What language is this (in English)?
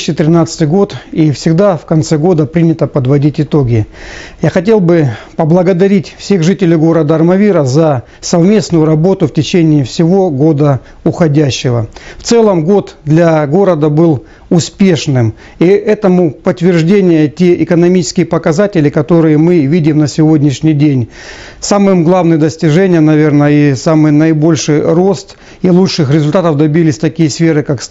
Russian